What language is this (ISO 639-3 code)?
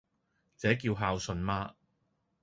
yue